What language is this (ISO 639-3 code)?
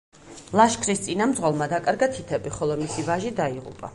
kat